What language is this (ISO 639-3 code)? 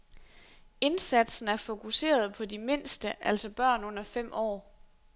dan